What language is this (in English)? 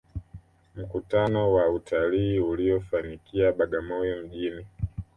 Swahili